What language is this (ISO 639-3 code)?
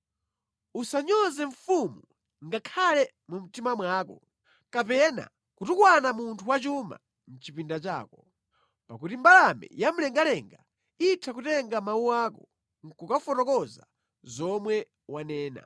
nya